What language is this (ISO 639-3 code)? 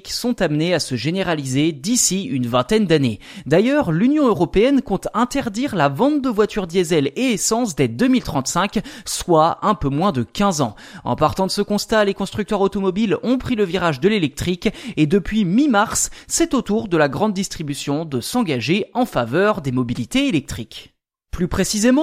fra